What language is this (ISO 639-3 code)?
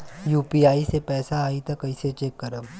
bho